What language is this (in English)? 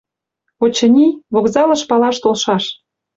Mari